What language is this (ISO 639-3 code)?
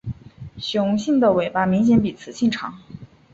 zho